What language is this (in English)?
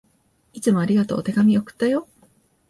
Japanese